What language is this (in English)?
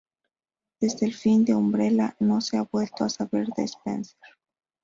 Spanish